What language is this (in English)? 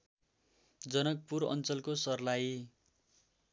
Nepali